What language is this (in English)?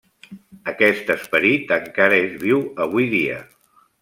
Catalan